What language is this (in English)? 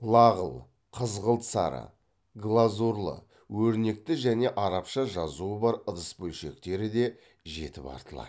Kazakh